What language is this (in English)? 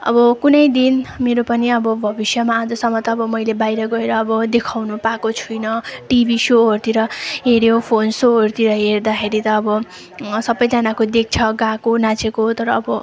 Nepali